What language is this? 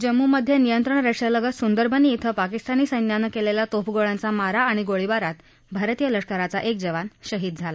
Marathi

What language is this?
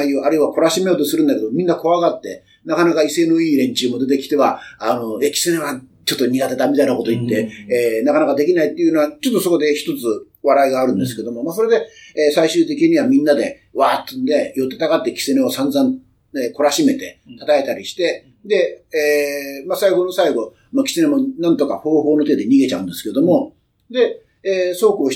Japanese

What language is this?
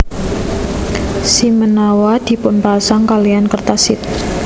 Javanese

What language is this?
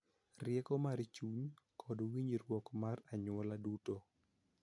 Luo (Kenya and Tanzania)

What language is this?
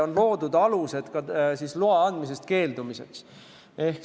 Estonian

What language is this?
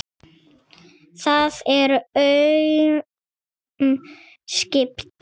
Icelandic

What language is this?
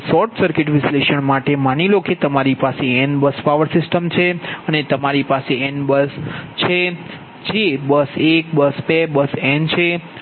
Gujarati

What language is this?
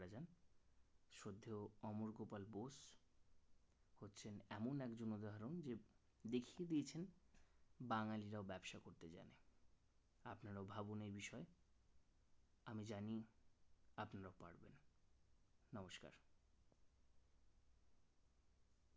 Bangla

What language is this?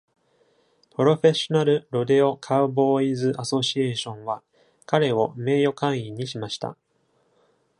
Japanese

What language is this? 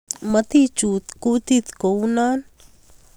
Kalenjin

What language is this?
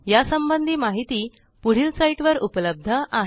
Marathi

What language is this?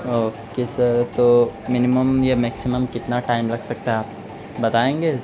Urdu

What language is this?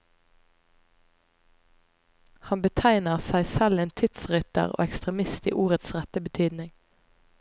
Norwegian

